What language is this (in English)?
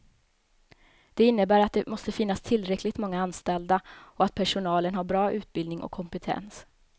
Swedish